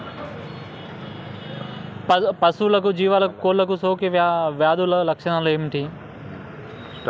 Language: Telugu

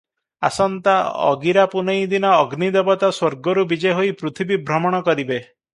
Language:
Odia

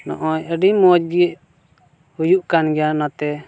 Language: Santali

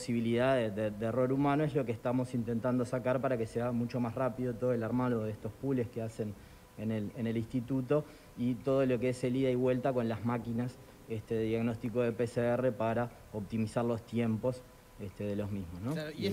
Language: Spanish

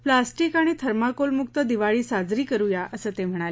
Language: Marathi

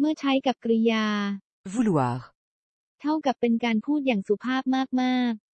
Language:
Thai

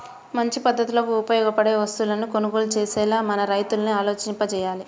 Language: Telugu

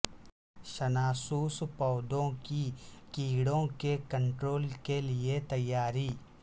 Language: Urdu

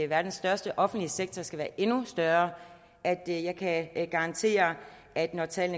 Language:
Danish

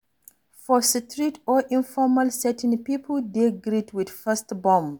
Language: Nigerian Pidgin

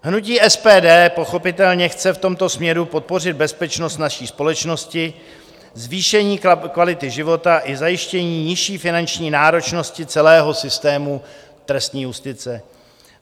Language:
Czech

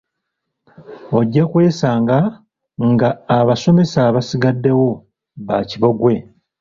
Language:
Ganda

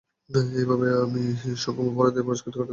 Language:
Bangla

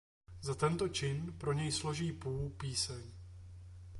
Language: Czech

